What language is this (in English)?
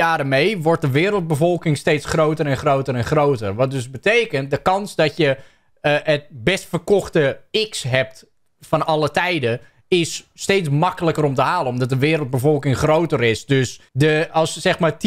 Dutch